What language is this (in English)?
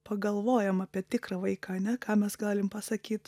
Lithuanian